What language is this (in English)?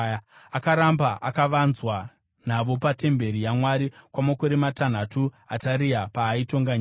Shona